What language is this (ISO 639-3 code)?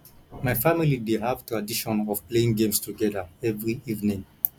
pcm